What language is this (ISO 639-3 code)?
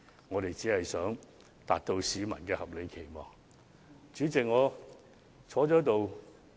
yue